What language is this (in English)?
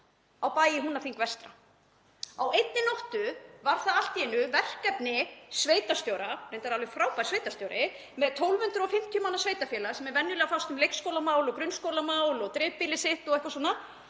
Icelandic